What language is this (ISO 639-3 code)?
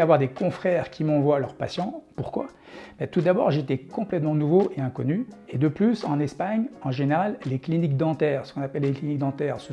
fra